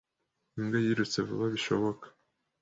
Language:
Kinyarwanda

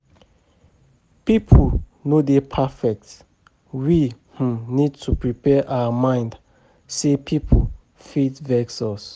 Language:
Nigerian Pidgin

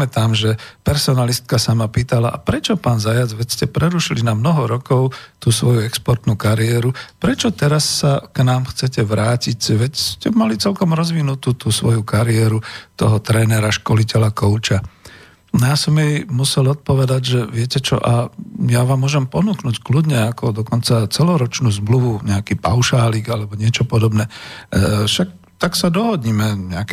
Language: Slovak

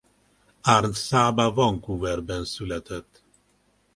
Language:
Hungarian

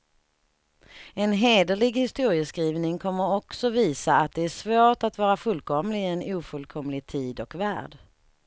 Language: Swedish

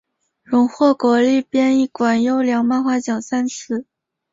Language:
Chinese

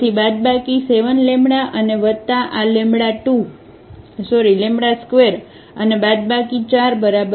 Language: Gujarati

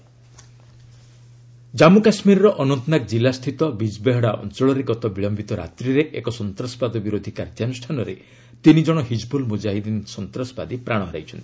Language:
Odia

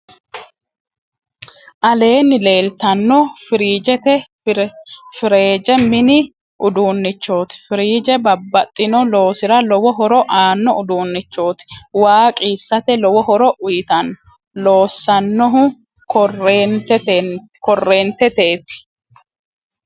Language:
Sidamo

